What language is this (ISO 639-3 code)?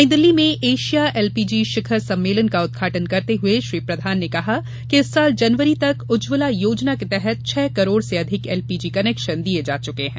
hin